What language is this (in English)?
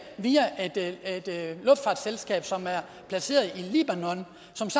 Danish